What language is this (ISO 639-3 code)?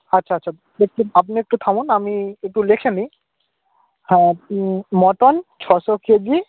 ben